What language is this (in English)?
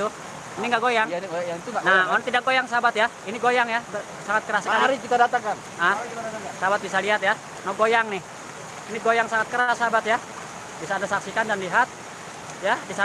Indonesian